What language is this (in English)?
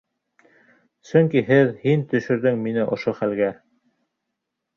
Bashkir